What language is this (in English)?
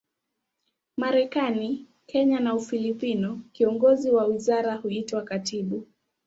Swahili